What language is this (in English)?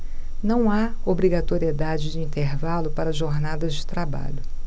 Portuguese